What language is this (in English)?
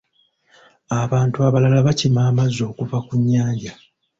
Ganda